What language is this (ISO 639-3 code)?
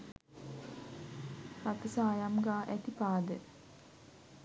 sin